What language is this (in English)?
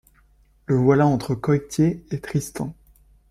French